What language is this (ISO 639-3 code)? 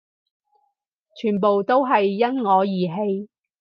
yue